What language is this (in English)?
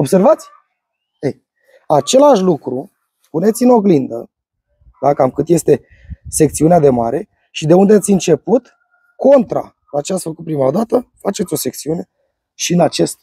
Romanian